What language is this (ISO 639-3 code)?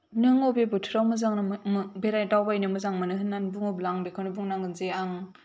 brx